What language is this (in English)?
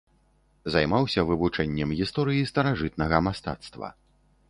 Belarusian